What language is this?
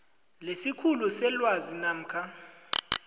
South Ndebele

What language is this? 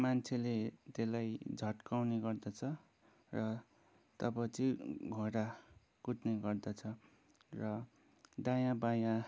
Nepali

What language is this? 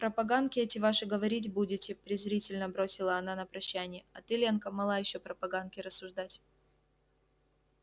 Russian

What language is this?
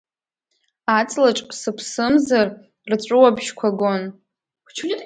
Abkhazian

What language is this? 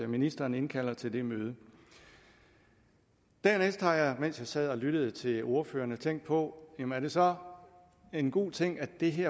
Danish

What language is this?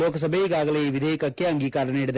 Kannada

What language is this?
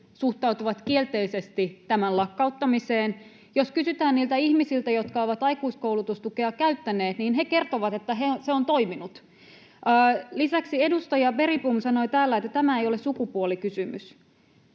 Finnish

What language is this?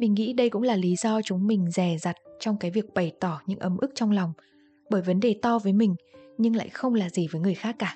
Vietnamese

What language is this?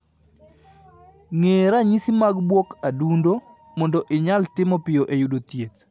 Luo (Kenya and Tanzania)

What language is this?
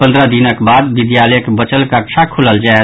Maithili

